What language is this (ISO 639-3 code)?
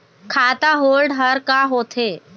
hne